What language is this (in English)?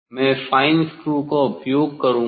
Hindi